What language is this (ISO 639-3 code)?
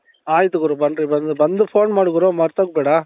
kan